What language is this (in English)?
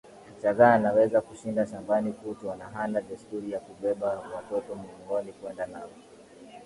Swahili